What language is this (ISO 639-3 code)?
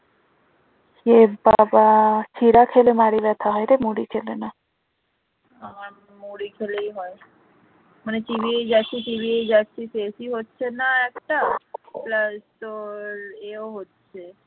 ben